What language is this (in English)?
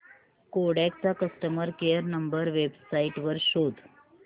Marathi